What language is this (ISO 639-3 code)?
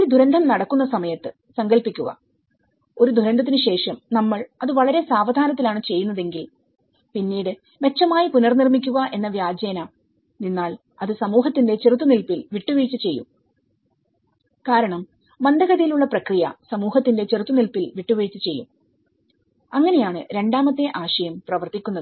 mal